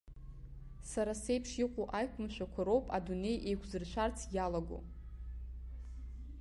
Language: Abkhazian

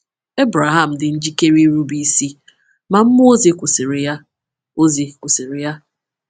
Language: Igbo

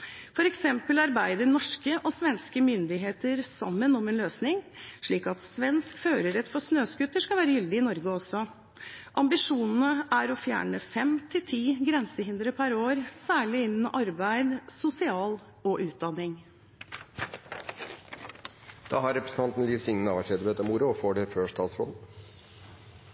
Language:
Norwegian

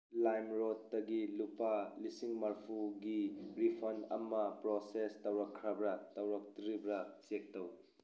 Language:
Manipuri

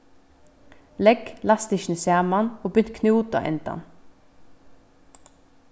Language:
Faroese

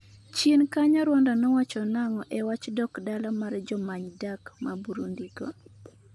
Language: Luo (Kenya and Tanzania)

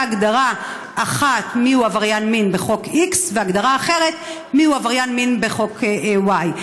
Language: Hebrew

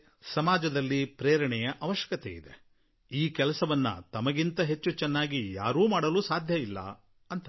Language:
Kannada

